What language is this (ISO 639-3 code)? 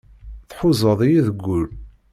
kab